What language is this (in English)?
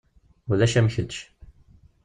Kabyle